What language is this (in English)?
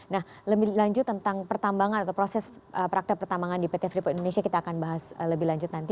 Indonesian